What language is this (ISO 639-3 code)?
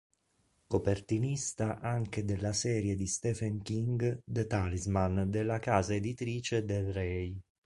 ita